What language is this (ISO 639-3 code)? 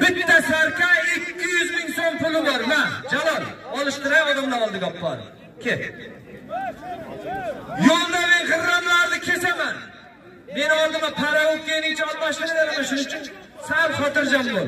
tur